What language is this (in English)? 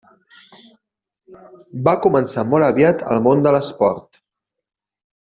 Catalan